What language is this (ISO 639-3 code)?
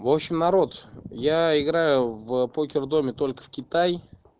rus